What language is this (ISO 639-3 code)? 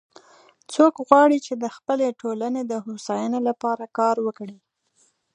pus